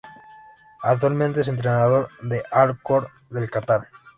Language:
Spanish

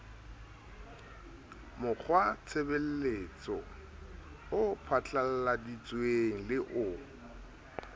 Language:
Southern Sotho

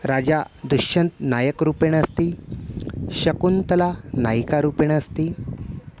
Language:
Sanskrit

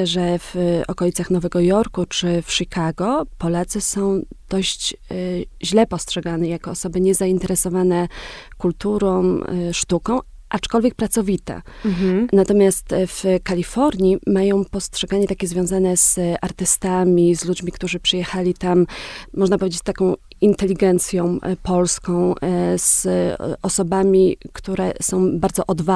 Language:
Polish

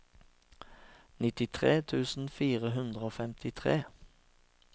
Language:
Norwegian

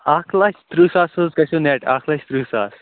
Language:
Kashmiri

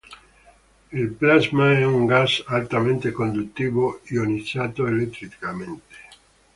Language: Italian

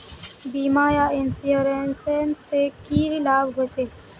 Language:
Magahi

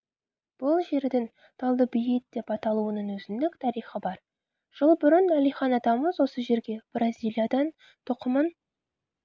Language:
Kazakh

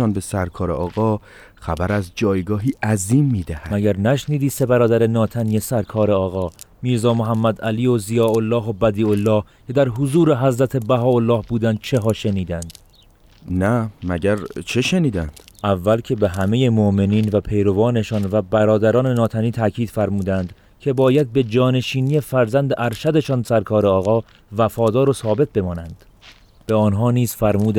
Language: Persian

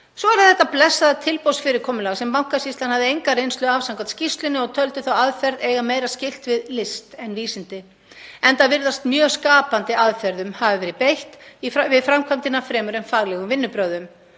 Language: Icelandic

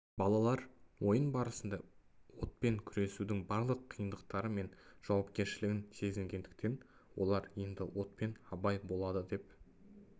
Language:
Kazakh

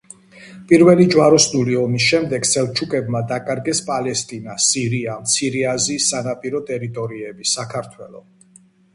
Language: Georgian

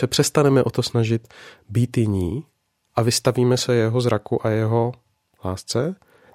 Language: Czech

